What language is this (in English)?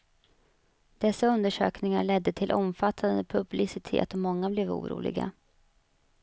Swedish